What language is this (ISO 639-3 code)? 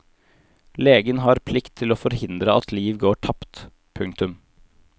nor